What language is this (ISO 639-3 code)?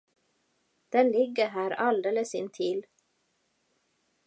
swe